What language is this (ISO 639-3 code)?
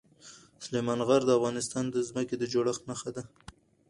pus